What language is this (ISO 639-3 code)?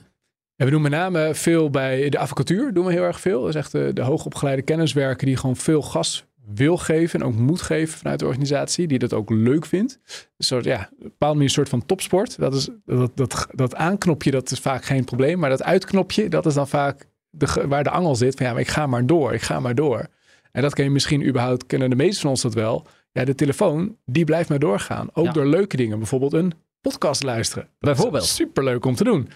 nld